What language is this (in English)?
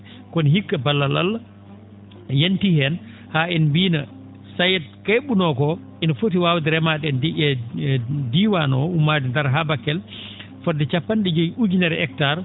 Fula